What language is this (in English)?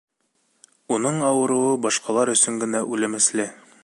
Bashkir